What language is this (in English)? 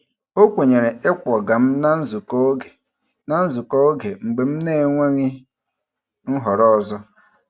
Igbo